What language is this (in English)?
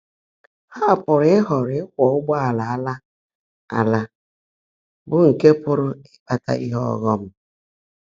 Igbo